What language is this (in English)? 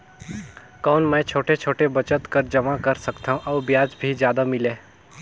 Chhattisgarhi